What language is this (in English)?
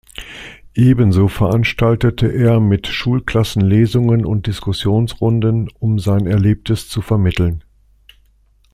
German